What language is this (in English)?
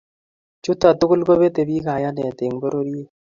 Kalenjin